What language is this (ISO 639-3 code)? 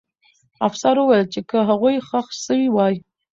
pus